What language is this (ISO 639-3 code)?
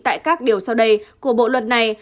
vie